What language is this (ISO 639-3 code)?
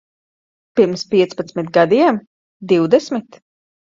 lav